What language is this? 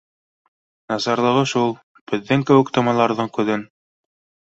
Bashkir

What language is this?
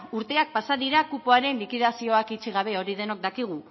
Basque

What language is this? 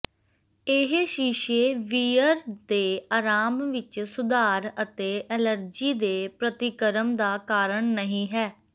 Punjabi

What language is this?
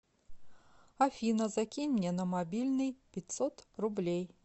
Russian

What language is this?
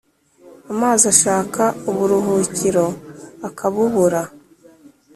Kinyarwanda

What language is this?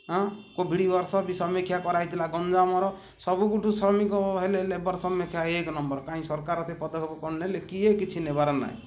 Odia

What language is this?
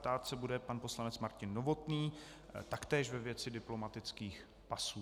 Czech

